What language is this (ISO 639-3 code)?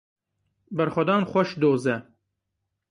kur